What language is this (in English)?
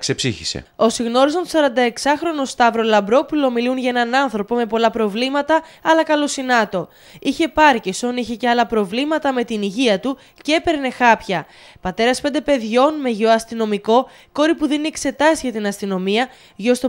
Greek